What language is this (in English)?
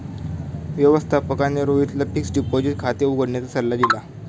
Marathi